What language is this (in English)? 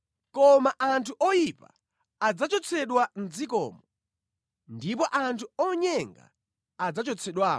Nyanja